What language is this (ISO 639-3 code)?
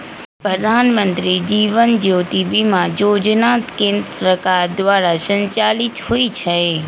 mag